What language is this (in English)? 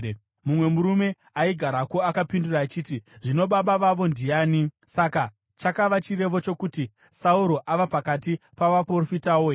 Shona